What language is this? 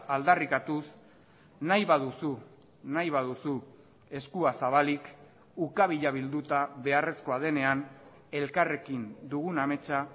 Basque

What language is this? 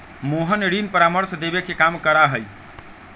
Magahi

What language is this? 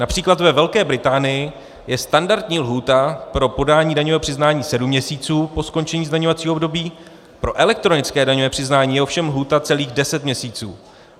Czech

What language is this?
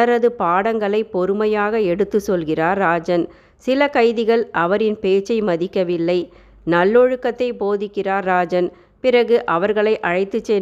Tamil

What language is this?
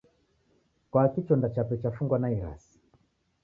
Taita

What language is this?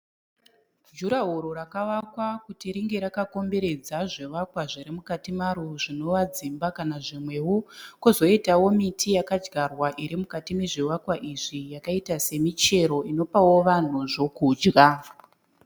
Shona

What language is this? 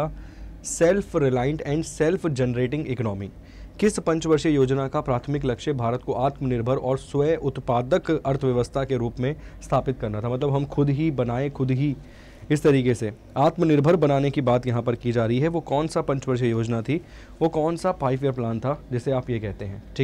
Hindi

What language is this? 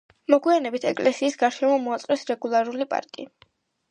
Georgian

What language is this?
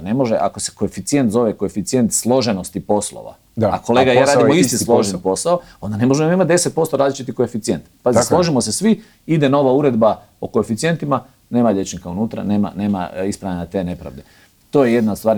Croatian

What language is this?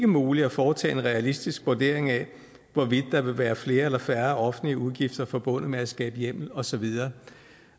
Danish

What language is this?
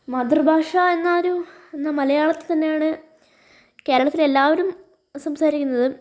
Malayalam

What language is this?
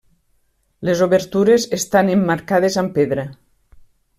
Catalan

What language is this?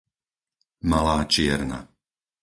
Slovak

